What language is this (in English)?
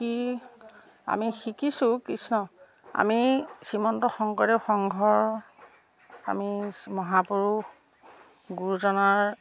Assamese